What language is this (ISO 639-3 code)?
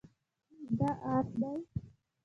pus